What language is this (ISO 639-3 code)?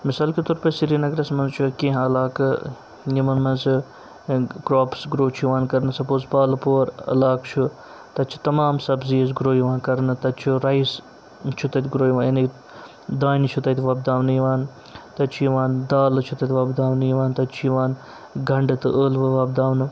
kas